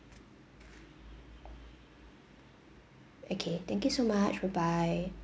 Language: English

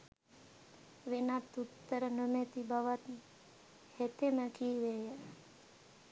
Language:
Sinhala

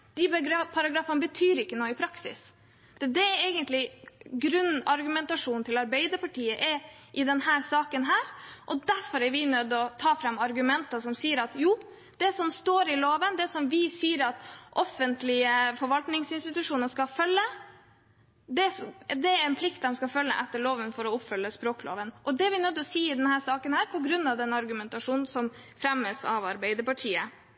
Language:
Norwegian Bokmål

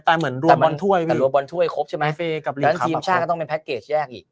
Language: Thai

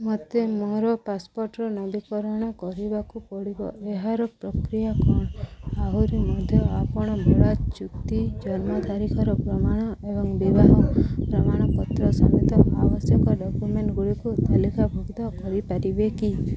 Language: Odia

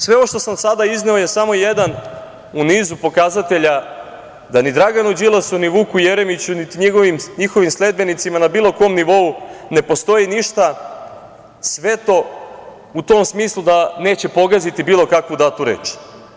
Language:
Serbian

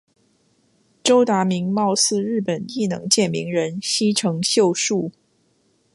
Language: Chinese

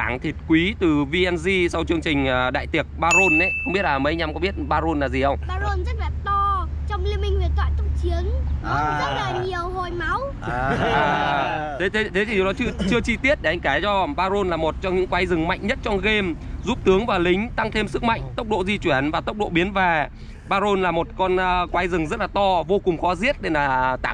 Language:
Vietnamese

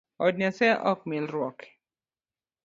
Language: Luo (Kenya and Tanzania)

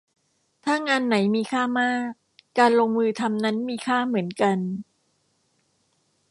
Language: Thai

